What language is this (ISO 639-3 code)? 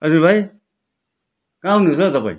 nep